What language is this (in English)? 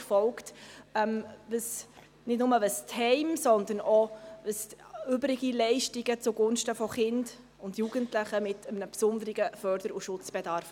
Swiss German